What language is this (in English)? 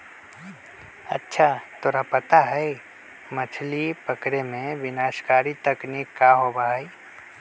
Magahi